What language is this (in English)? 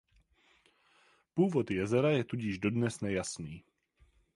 Czech